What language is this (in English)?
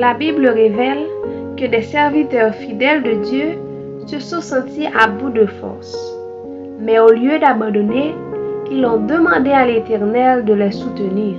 French